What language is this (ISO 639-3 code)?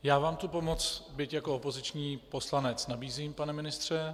ces